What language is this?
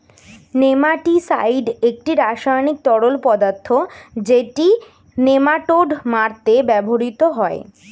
Bangla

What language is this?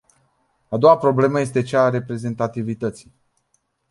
Romanian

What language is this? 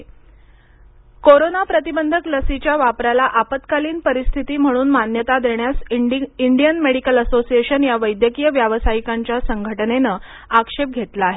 Marathi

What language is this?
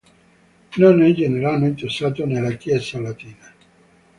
Italian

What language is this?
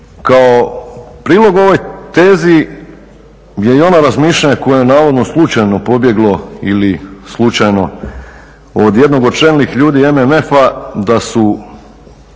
Croatian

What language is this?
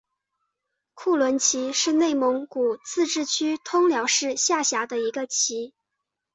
Chinese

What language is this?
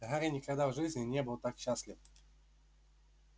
Russian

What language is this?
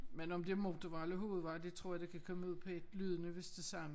Danish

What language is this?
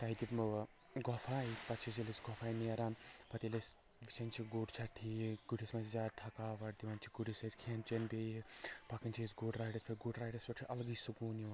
Kashmiri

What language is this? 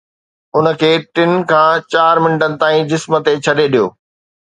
Sindhi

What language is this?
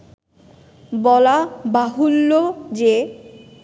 Bangla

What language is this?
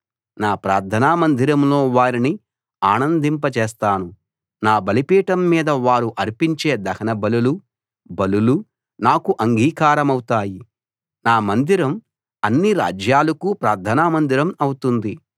Telugu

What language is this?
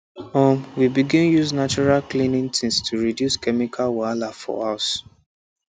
Nigerian Pidgin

